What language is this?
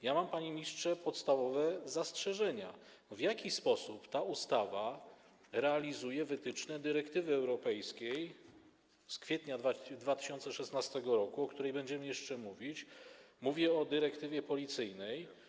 Polish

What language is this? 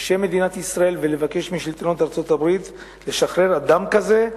Hebrew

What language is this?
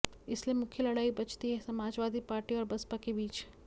Hindi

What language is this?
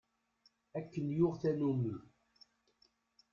Kabyle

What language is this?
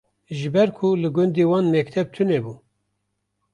Kurdish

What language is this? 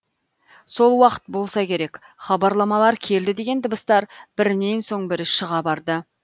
Kazakh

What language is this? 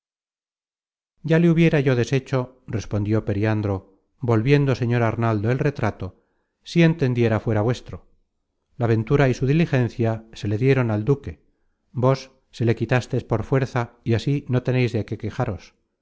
Spanish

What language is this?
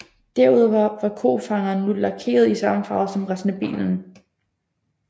Danish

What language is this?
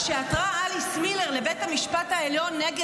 Hebrew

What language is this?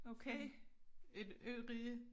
Danish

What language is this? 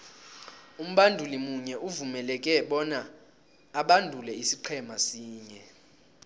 South Ndebele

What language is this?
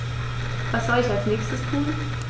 German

